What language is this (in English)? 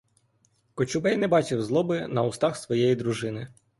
Ukrainian